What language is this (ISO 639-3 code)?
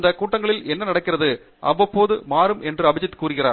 tam